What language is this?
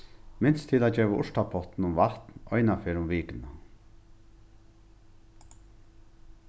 Faroese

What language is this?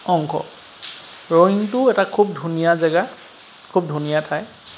Assamese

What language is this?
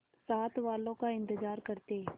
Hindi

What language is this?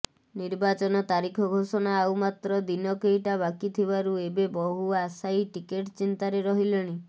Odia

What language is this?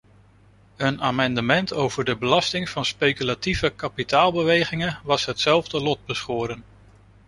Dutch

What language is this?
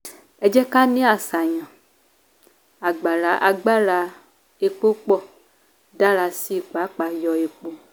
Yoruba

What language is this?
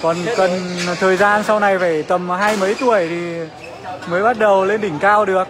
Vietnamese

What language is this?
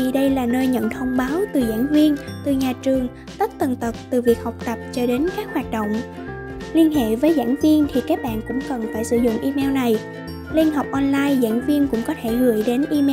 Vietnamese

